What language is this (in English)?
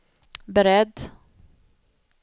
Swedish